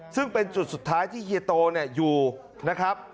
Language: Thai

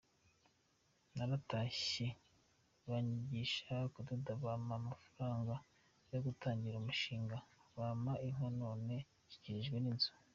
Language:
Kinyarwanda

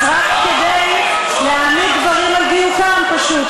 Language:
Hebrew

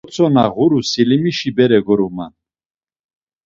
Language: Laz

